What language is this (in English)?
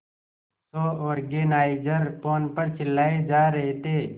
Hindi